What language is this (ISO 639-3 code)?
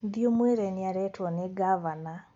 kik